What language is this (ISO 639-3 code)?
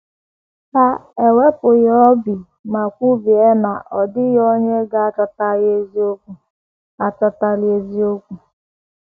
ibo